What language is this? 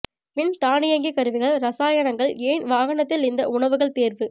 Tamil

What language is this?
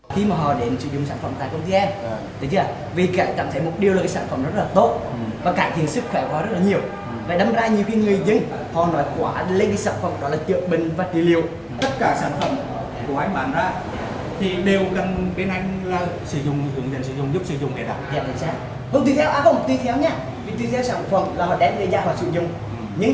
Vietnamese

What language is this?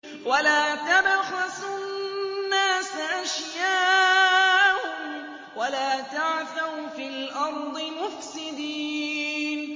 Arabic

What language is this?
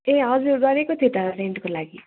Nepali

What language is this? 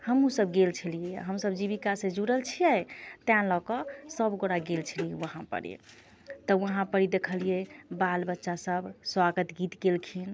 Maithili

